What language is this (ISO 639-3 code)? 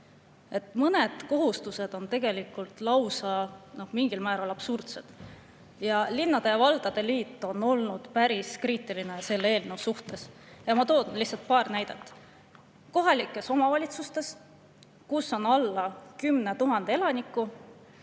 est